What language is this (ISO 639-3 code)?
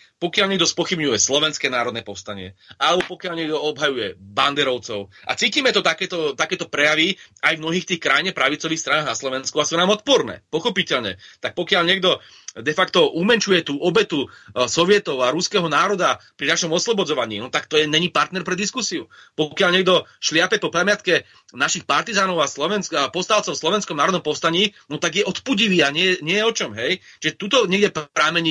slk